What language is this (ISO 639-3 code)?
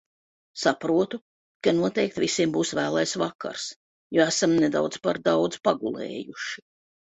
lav